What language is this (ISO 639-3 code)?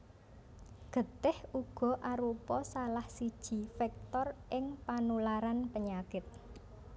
jav